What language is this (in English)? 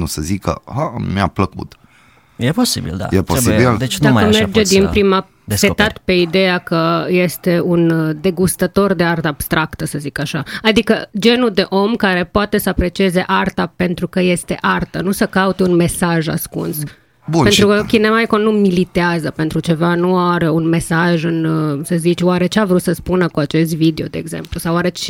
Romanian